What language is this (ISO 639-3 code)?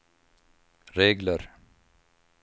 swe